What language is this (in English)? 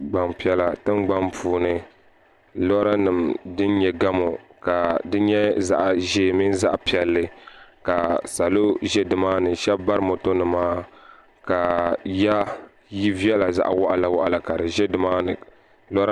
Dagbani